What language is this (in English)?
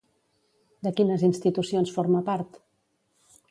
Catalan